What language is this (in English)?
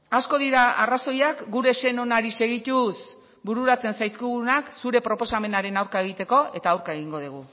Basque